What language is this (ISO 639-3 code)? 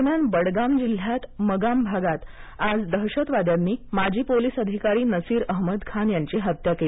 mar